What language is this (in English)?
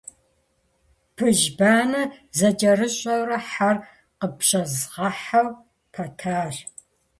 Kabardian